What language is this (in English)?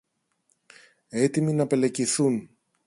Greek